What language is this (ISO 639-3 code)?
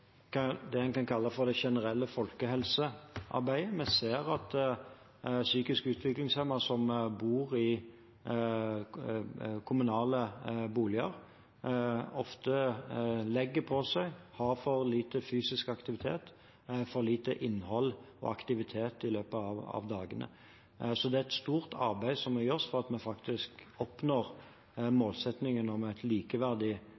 nob